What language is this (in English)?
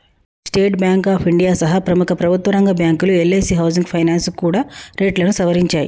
Telugu